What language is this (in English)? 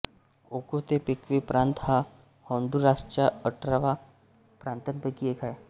Marathi